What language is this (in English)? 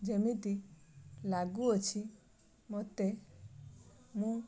Odia